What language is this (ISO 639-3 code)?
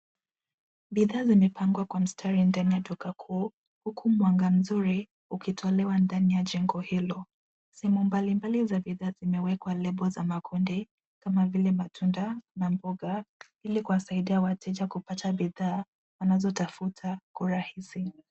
swa